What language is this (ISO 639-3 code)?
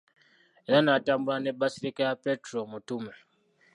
lug